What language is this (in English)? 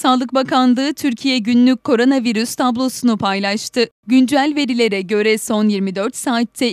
Turkish